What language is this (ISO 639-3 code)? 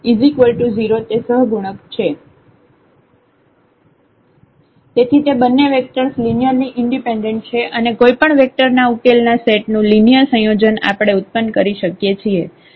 guj